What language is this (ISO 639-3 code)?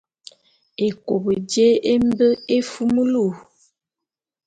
bum